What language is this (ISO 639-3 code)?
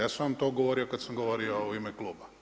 hrv